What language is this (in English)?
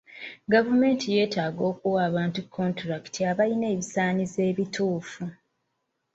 Ganda